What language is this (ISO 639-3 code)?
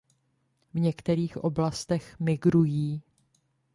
ces